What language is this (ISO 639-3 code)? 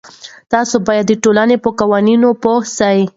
pus